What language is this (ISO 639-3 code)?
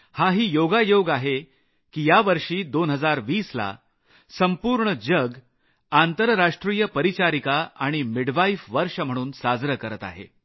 mar